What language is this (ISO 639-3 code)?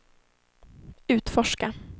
swe